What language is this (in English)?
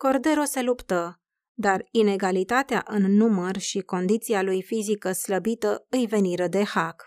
Romanian